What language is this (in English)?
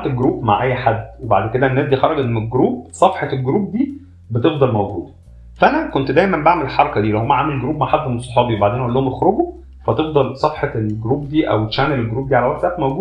Arabic